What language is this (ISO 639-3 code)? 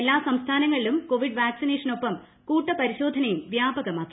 mal